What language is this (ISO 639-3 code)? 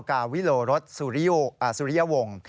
tha